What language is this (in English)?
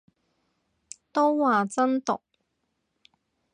Cantonese